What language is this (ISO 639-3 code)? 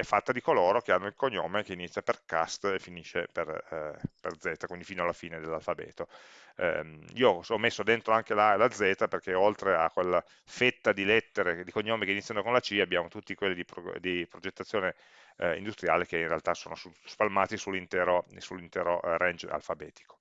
ita